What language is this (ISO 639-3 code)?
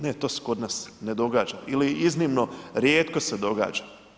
hrv